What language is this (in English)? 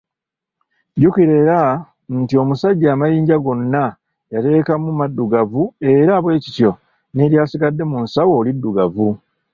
Ganda